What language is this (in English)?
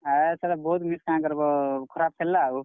Odia